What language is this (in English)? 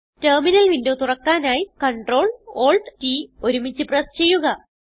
Malayalam